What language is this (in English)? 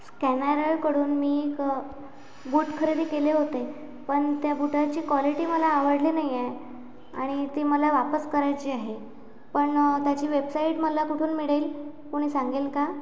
Marathi